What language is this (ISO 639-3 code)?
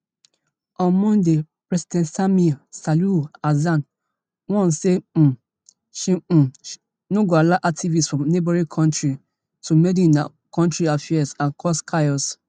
pcm